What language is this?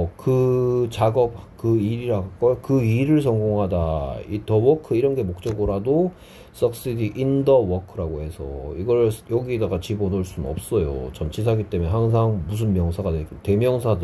Korean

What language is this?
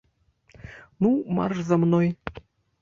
Belarusian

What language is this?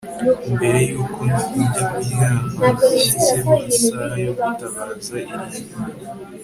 Kinyarwanda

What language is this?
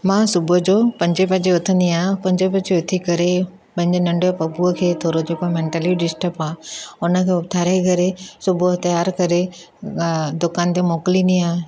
Sindhi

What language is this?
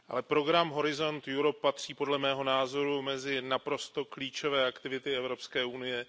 Czech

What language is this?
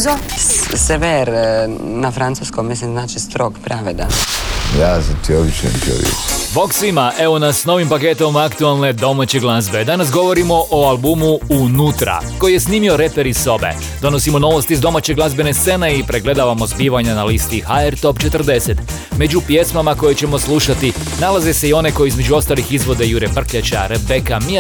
Croatian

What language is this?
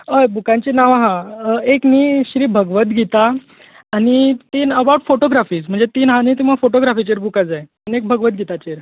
Konkani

